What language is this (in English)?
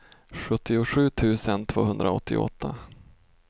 Swedish